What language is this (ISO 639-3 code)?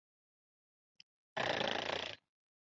zho